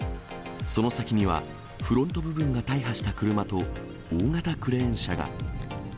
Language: Japanese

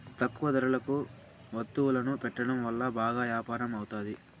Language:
Telugu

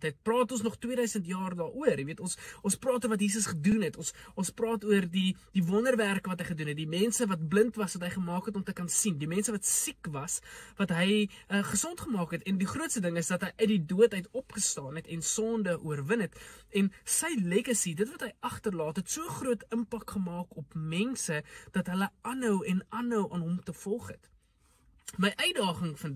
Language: Dutch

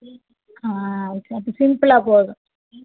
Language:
Tamil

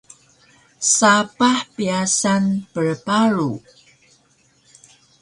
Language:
Taroko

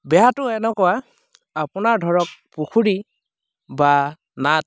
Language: Assamese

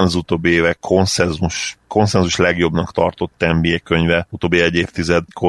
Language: Hungarian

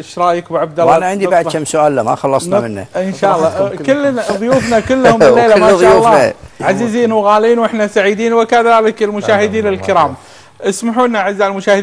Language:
Arabic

